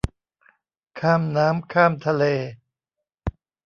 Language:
Thai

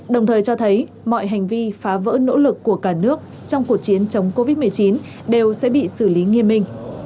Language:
Vietnamese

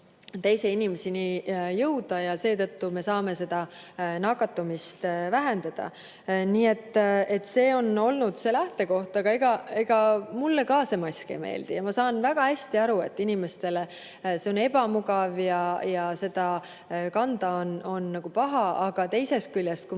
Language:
Estonian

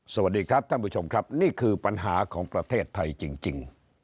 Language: Thai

